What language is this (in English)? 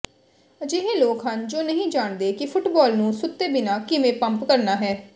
Punjabi